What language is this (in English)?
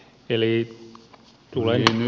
Finnish